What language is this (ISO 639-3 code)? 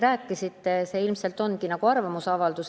est